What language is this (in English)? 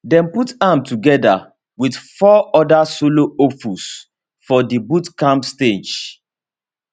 Nigerian Pidgin